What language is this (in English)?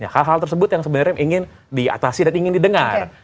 Indonesian